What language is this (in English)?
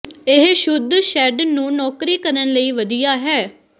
Punjabi